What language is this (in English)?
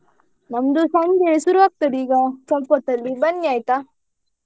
Kannada